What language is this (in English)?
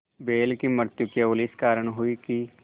Hindi